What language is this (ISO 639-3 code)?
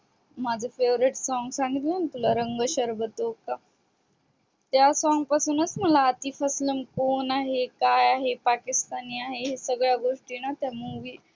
mar